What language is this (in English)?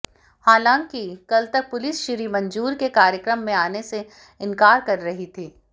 Hindi